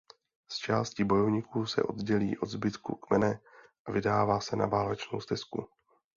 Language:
Czech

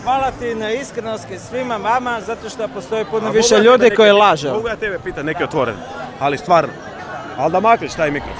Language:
Croatian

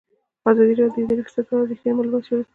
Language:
Pashto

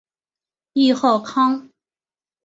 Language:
Chinese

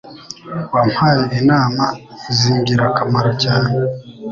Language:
Kinyarwanda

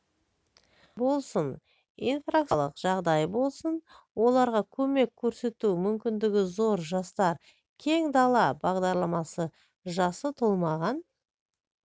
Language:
Kazakh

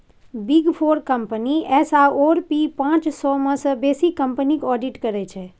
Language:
Maithili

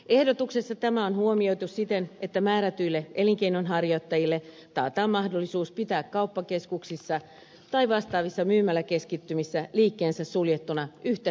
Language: Finnish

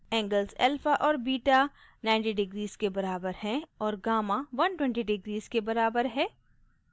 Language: Hindi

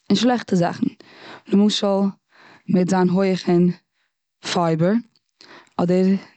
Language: Yiddish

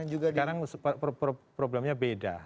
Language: Indonesian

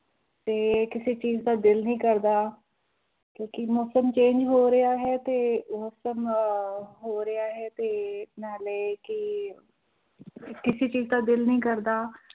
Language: Punjabi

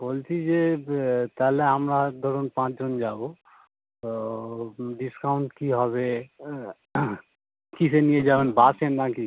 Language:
Bangla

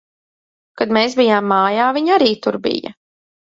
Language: Latvian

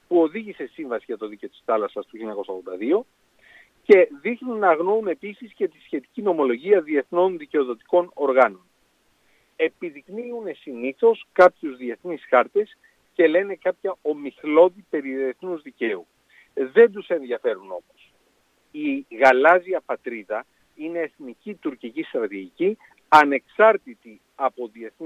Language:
Greek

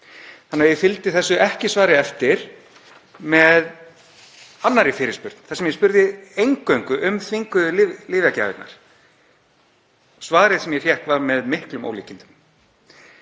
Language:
Icelandic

